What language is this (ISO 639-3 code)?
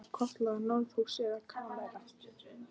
isl